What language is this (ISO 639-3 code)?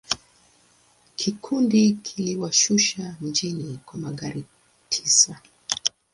swa